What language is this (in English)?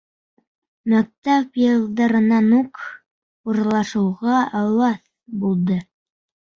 Bashkir